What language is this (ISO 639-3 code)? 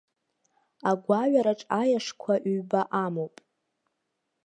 abk